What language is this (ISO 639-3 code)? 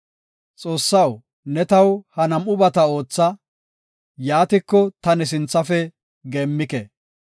gof